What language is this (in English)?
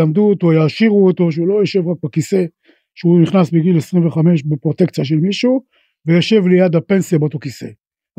Hebrew